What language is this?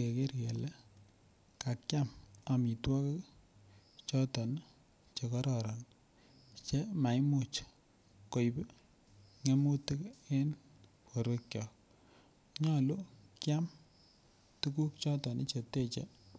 Kalenjin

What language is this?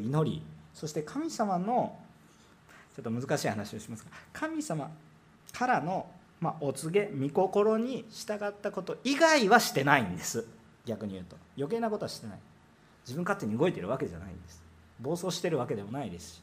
Japanese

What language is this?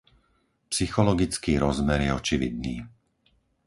Slovak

